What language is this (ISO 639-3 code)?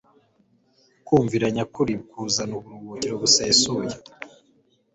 kin